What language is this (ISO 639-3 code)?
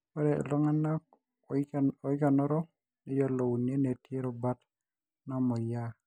mas